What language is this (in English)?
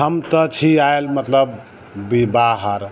Maithili